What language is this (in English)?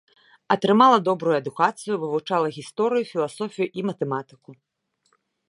Belarusian